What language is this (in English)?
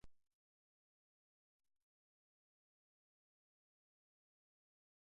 Basque